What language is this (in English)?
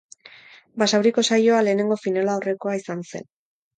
Basque